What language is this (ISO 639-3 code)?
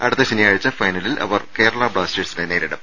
mal